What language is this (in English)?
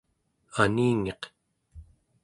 Central Yupik